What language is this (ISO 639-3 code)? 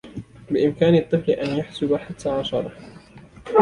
ara